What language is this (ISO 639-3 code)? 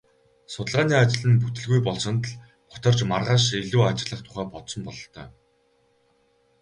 mon